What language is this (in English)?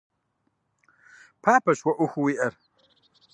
Kabardian